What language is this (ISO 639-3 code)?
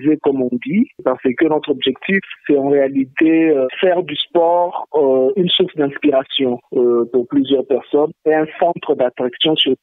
fra